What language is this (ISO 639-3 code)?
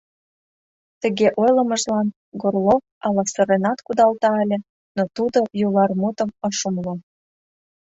chm